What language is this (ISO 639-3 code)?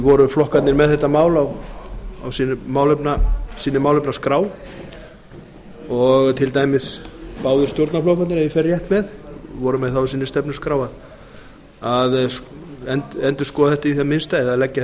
isl